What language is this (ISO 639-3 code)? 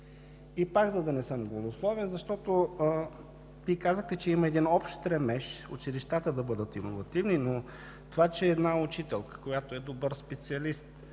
bul